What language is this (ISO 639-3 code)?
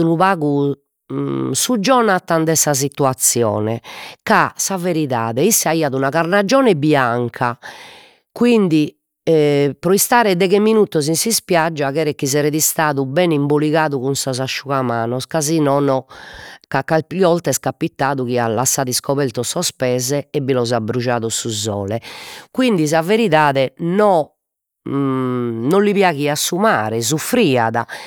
srd